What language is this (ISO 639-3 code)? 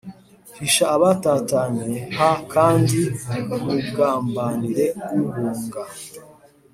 kin